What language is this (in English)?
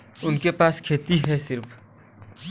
Bhojpuri